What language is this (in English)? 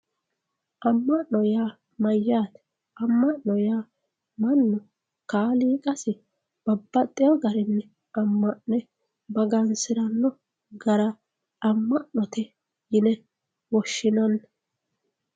Sidamo